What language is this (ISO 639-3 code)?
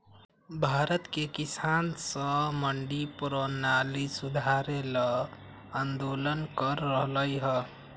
mag